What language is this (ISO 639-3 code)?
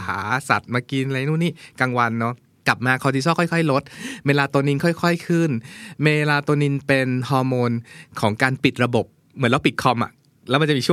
tha